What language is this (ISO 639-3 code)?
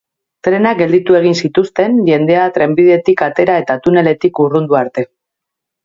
eus